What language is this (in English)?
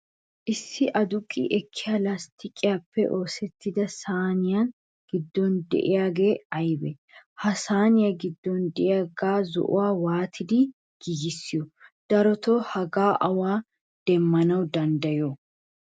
Wolaytta